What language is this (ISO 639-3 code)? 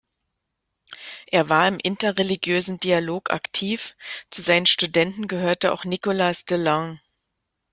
deu